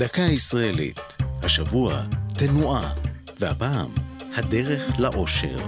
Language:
Hebrew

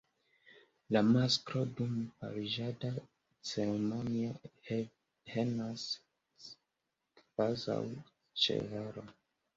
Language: Esperanto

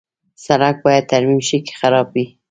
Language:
Pashto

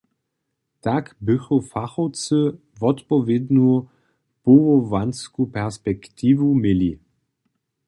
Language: Upper Sorbian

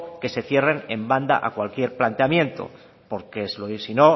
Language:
Spanish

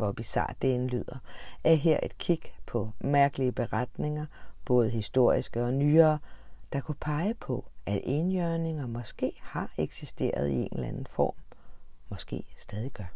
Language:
Danish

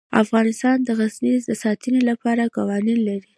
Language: Pashto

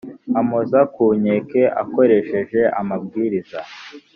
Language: Kinyarwanda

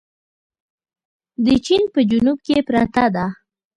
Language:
Pashto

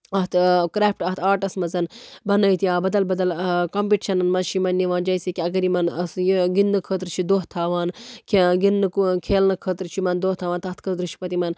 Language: Kashmiri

